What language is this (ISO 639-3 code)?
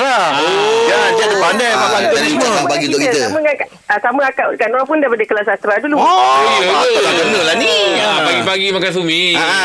msa